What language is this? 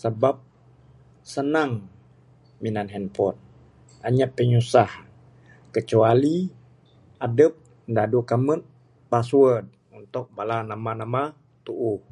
Bukar-Sadung Bidayuh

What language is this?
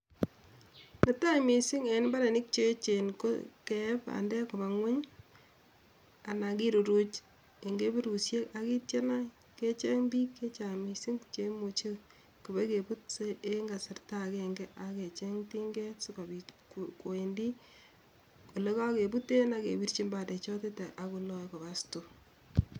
Kalenjin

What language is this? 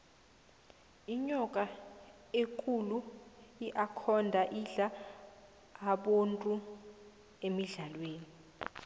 South Ndebele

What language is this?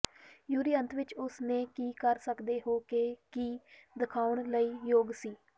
Punjabi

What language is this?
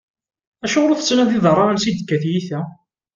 Kabyle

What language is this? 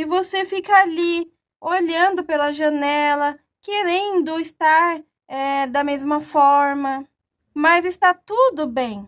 Portuguese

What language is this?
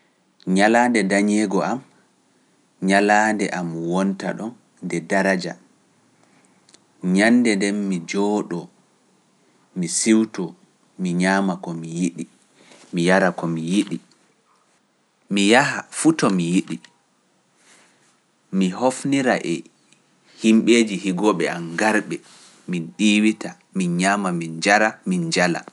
Pular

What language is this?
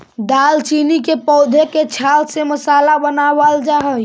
Magahi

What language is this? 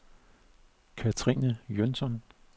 Danish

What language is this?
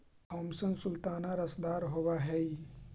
Magahi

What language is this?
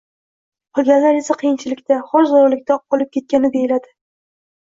Uzbek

